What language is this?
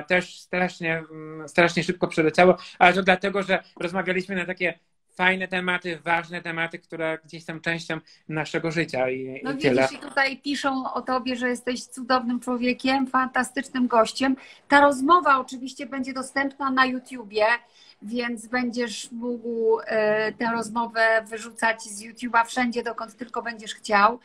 Polish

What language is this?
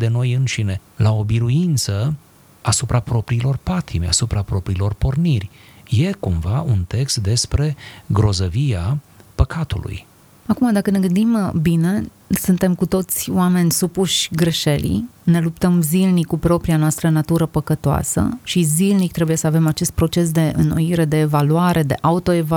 Romanian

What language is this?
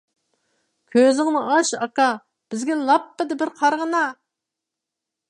Uyghur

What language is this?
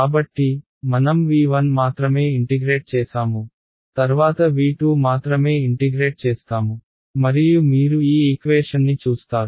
Telugu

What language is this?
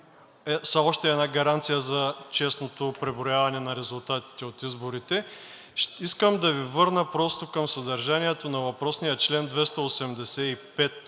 Bulgarian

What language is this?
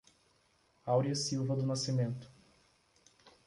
Portuguese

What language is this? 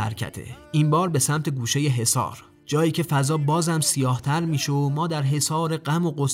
Persian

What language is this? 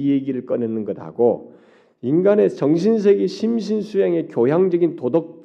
Korean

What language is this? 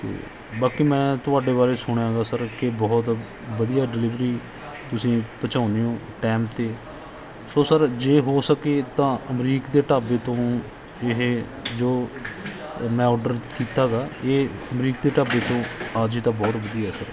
Punjabi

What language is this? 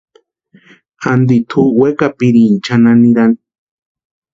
Western Highland Purepecha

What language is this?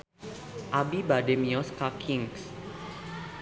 Sundanese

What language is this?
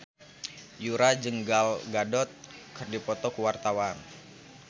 Sundanese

